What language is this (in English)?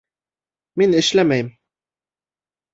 Bashkir